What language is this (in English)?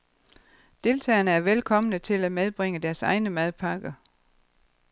Danish